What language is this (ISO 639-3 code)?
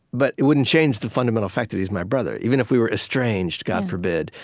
eng